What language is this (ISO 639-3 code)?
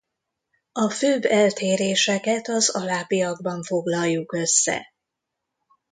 hun